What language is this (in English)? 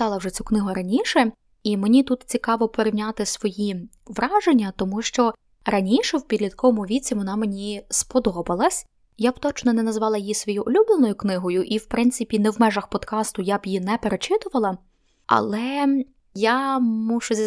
Ukrainian